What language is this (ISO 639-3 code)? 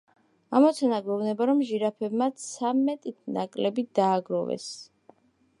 kat